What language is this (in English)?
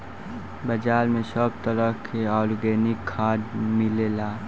Bhojpuri